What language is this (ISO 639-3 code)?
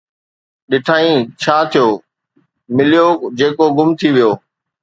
snd